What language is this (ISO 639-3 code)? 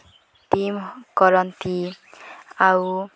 ori